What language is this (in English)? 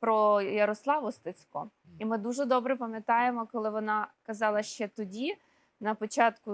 Ukrainian